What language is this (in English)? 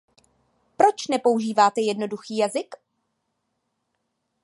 Czech